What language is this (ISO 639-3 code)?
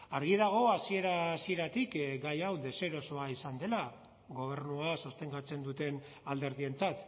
eus